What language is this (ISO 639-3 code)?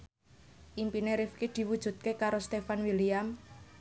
jav